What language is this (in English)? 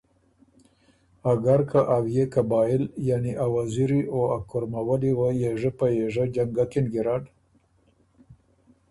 Ormuri